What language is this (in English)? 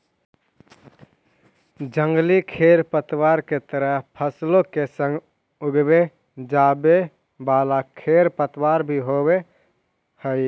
Magahi